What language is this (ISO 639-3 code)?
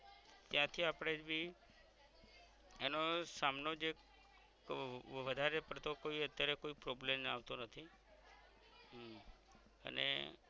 guj